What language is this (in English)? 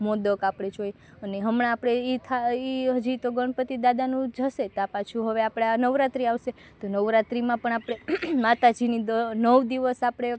Gujarati